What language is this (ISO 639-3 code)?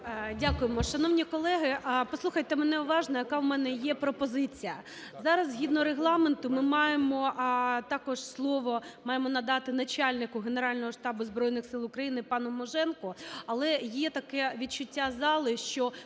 ukr